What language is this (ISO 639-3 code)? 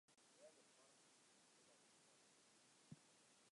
fry